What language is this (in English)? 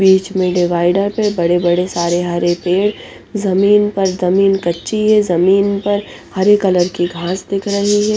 Hindi